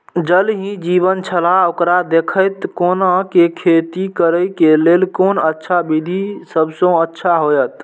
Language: Maithili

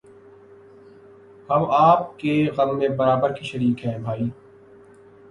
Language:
Urdu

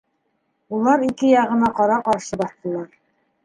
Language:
Bashkir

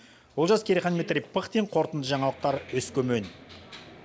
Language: Kazakh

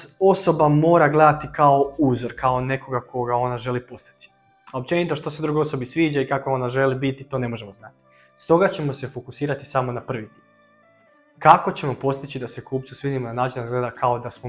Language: Croatian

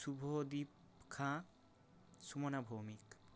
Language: Bangla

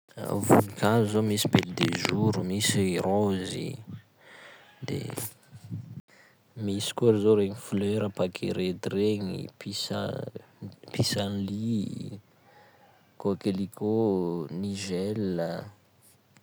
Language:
Sakalava Malagasy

